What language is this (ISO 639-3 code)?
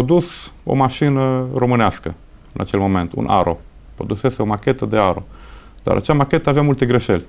ron